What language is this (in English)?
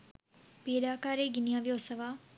Sinhala